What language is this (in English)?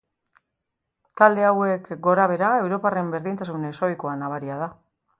Basque